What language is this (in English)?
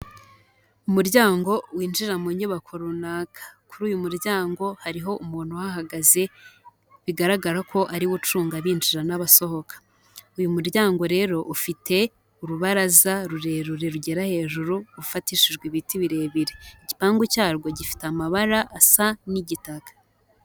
Kinyarwanda